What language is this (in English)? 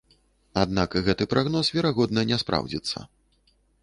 Belarusian